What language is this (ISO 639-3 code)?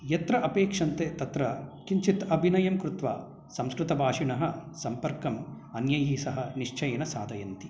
san